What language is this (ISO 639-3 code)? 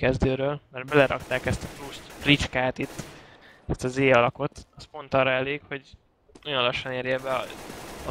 hun